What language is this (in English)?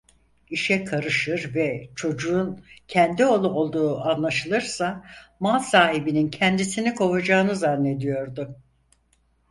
Turkish